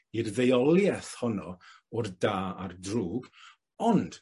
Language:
Welsh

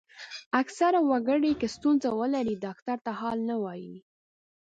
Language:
Pashto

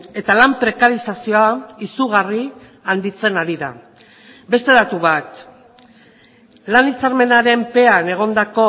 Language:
Basque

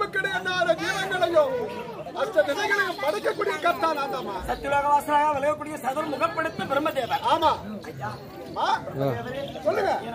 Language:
Arabic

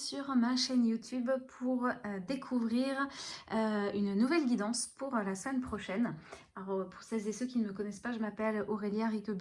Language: French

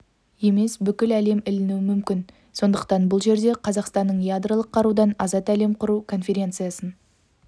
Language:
Kazakh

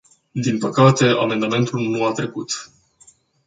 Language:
Romanian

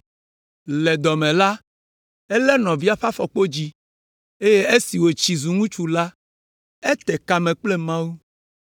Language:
Ewe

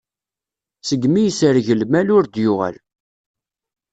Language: Kabyle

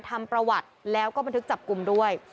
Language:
Thai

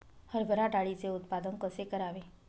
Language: Marathi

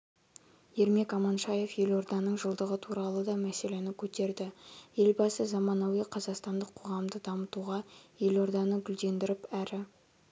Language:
Kazakh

